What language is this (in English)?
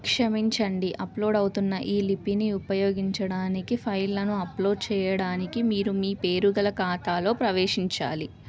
Telugu